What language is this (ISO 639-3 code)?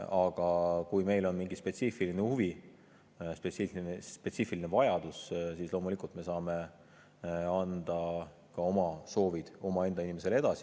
est